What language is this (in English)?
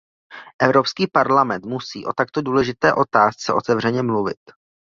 Czech